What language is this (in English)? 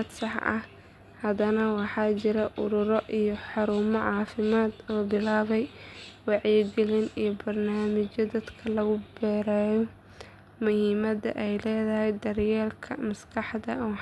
Somali